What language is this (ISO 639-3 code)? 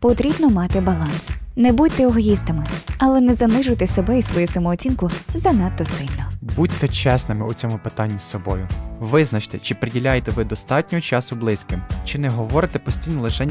ukr